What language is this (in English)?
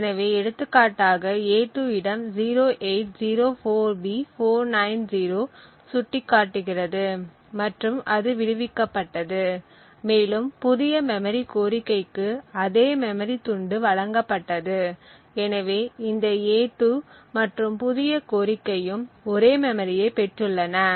Tamil